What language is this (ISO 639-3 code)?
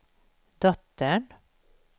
swe